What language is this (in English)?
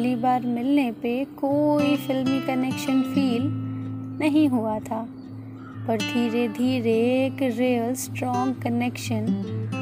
Hindi